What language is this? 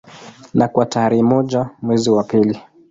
Swahili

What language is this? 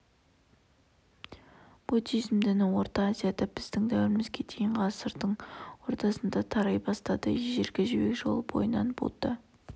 Kazakh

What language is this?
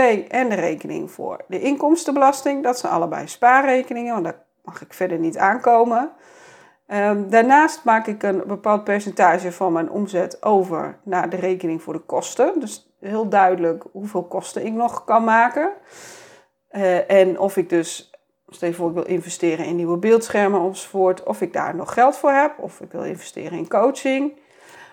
Dutch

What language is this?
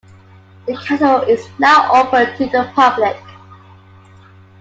English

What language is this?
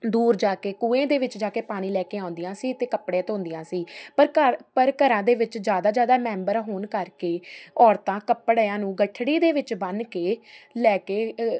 Punjabi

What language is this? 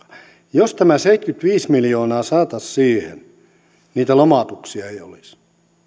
Finnish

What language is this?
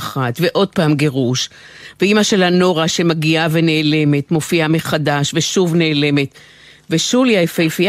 Hebrew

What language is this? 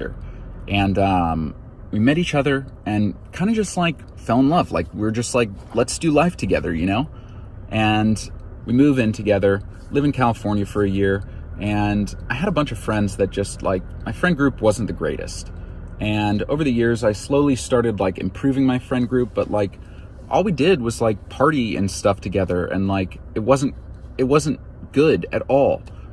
English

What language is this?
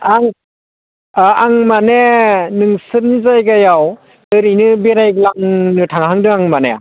Bodo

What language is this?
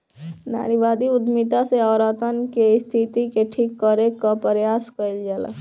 Bhojpuri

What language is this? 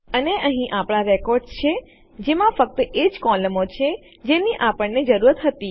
Gujarati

